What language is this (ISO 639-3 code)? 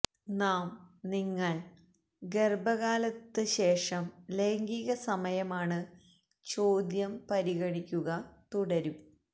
mal